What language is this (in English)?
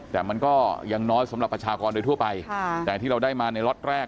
Thai